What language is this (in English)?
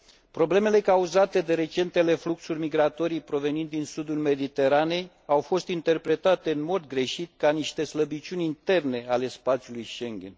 Romanian